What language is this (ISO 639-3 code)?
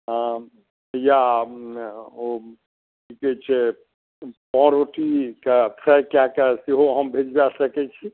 mai